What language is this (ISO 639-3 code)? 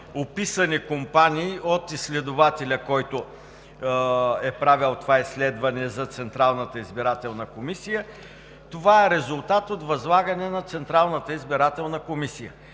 bul